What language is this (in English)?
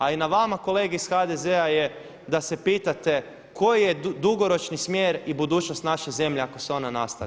Croatian